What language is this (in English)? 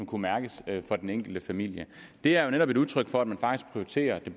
Danish